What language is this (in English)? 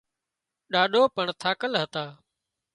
Wadiyara Koli